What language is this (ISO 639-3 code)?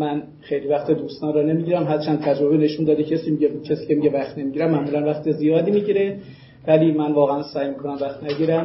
fas